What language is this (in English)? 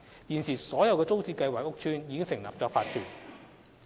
Cantonese